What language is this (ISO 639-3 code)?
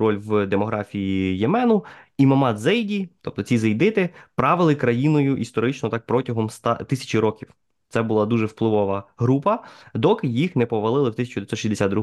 ukr